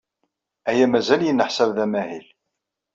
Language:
Kabyle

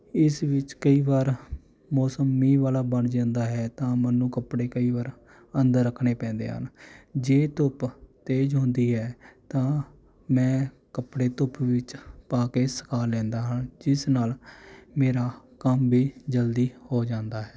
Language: Punjabi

